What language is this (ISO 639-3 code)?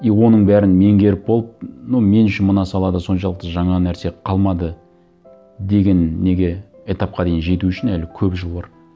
kaz